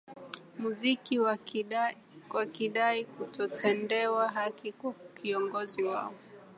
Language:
Swahili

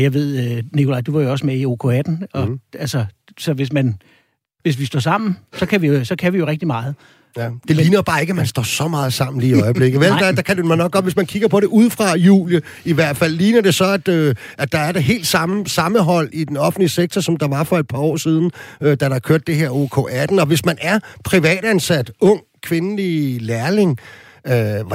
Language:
Danish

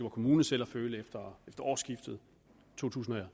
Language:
Danish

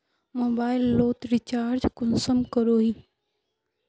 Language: Magahi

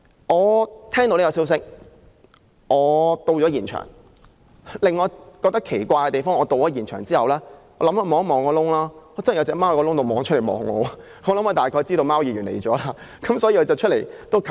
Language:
Cantonese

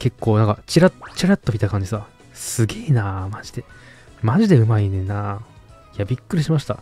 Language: Japanese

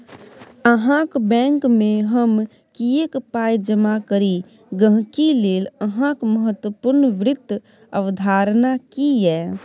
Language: Maithili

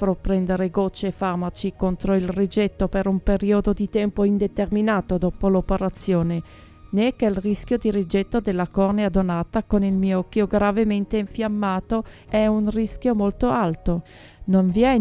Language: Italian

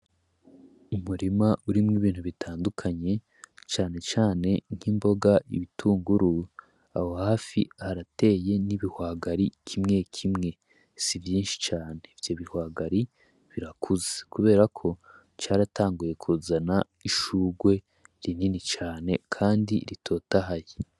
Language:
Rundi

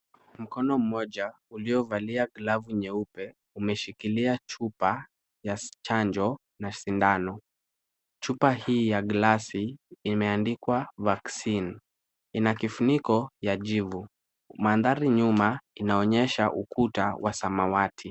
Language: Swahili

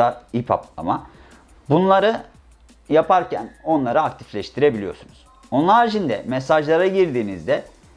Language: Turkish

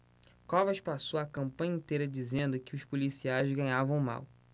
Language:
Portuguese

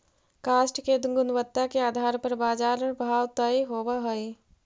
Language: Magahi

